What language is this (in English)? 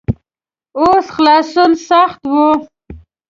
Pashto